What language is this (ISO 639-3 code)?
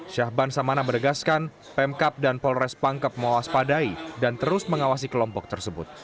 ind